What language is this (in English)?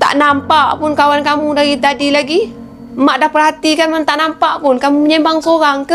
Malay